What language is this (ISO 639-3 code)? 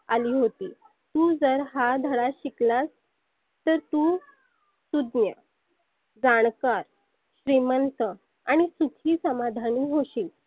mar